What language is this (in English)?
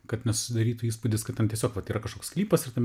Lithuanian